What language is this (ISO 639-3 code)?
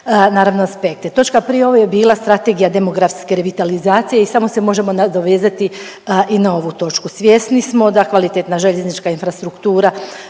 hrv